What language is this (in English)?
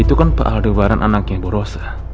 Indonesian